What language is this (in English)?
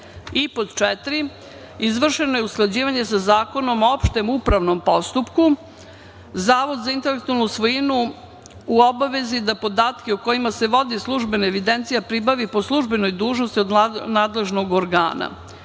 Serbian